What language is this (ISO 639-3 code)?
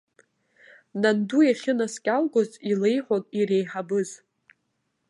abk